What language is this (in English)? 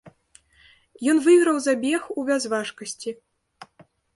Belarusian